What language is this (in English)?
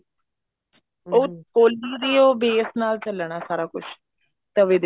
Punjabi